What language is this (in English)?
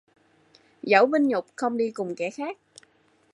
Vietnamese